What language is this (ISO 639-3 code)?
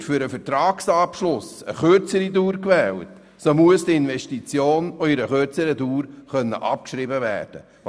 gsw